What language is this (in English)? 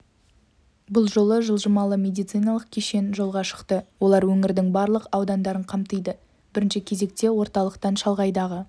Kazakh